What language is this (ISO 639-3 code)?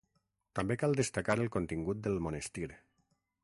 cat